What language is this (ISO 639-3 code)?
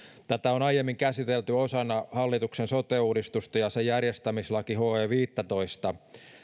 fin